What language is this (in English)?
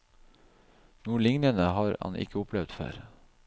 Norwegian